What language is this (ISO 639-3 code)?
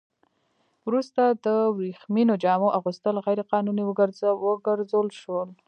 pus